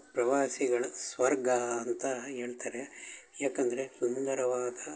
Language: Kannada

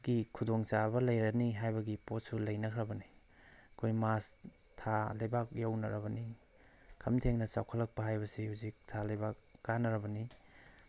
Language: Manipuri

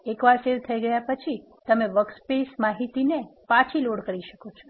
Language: Gujarati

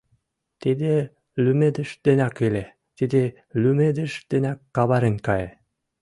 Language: Mari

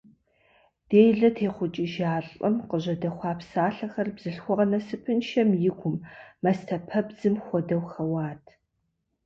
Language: Kabardian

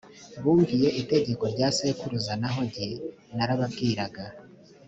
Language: Kinyarwanda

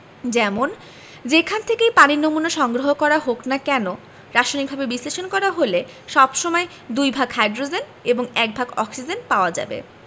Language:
Bangla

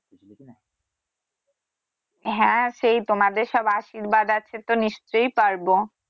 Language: Bangla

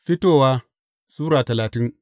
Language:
Hausa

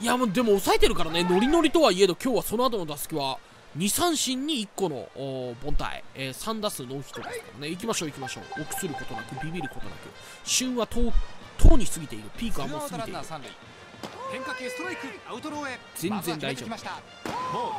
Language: Japanese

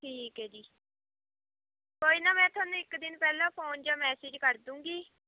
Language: Punjabi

